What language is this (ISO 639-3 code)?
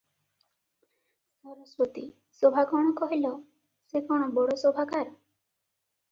ori